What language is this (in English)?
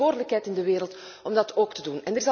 Dutch